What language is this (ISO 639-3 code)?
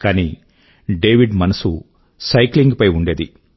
tel